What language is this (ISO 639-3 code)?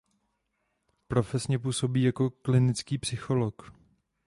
ces